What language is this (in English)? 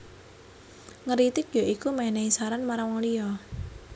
Javanese